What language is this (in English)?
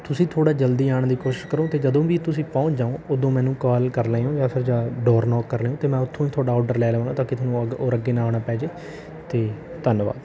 Punjabi